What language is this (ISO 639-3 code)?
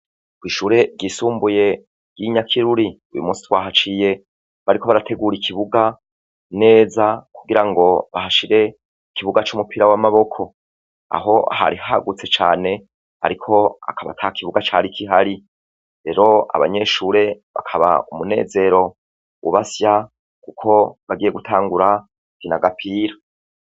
run